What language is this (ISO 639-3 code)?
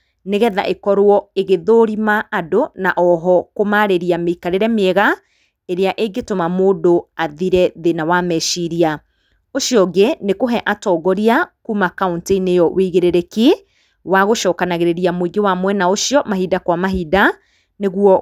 kik